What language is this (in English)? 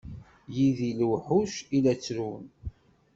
Kabyle